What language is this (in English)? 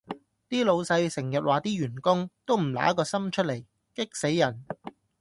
Cantonese